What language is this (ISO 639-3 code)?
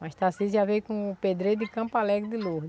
por